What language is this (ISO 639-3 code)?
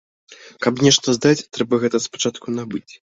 bel